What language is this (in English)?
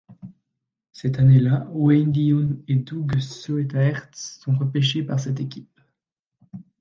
French